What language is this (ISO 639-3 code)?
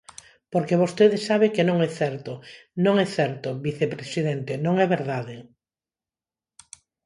glg